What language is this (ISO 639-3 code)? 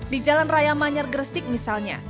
ind